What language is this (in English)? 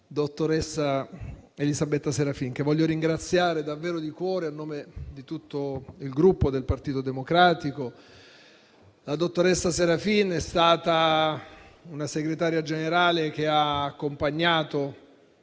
Italian